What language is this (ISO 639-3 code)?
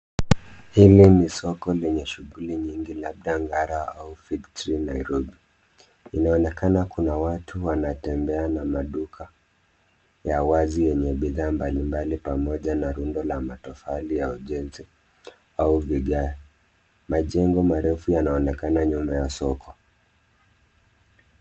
swa